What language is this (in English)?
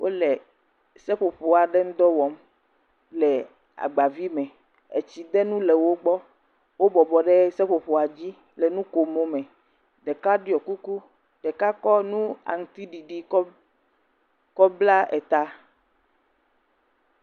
Ewe